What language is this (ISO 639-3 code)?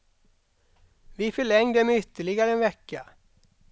swe